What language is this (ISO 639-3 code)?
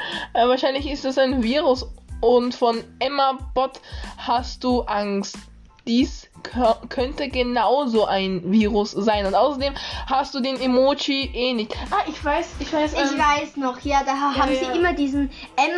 deu